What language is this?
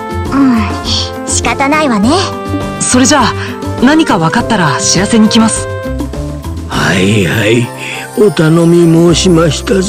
Japanese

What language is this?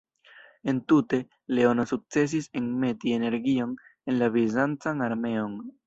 Esperanto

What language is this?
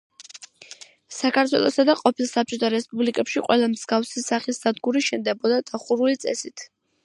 Georgian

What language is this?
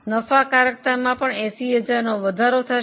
Gujarati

